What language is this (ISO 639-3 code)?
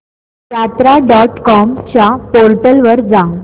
mar